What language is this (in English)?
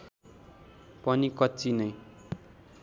Nepali